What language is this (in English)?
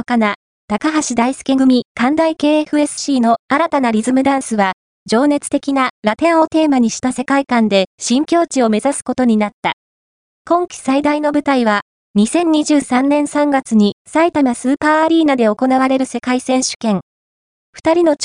Japanese